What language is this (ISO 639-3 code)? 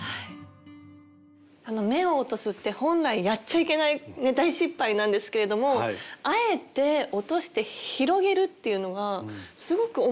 jpn